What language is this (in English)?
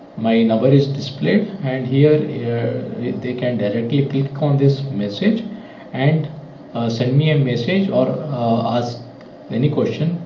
English